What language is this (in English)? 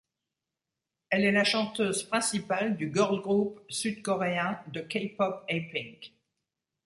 French